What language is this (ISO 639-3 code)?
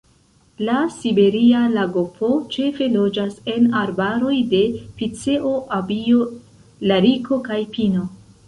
epo